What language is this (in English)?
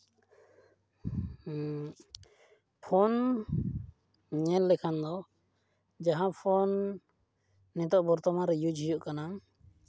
Santali